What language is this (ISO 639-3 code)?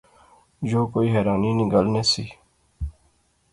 phr